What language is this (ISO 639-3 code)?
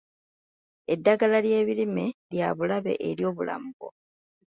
lug